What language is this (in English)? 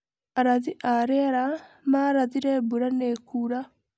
Kikuyu